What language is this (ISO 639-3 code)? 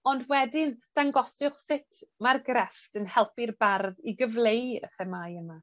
cym